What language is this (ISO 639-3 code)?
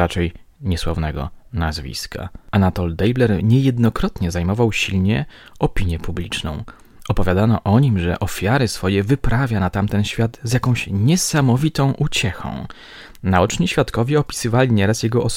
pol